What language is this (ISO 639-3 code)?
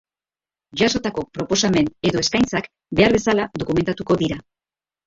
eus